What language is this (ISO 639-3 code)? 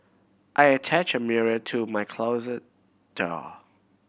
eng